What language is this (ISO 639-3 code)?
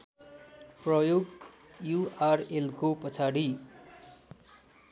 nep